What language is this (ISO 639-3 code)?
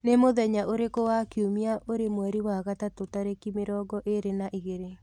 kik